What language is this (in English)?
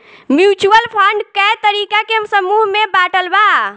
Bhojpuri